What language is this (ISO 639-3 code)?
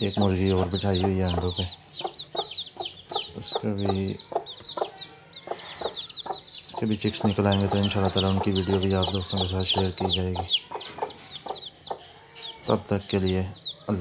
ron